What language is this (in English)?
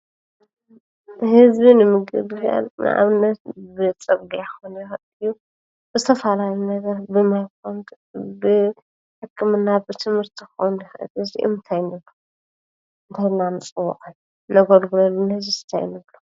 Tigrinya